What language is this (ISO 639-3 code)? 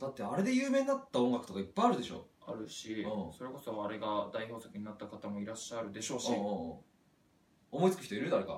jpn